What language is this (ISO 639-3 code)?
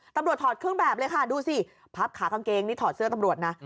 tha